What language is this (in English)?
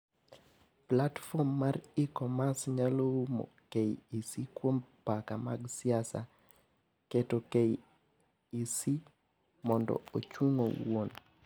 Luo (Kenya and Tanzania)